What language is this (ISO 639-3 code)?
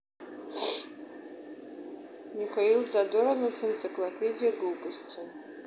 rus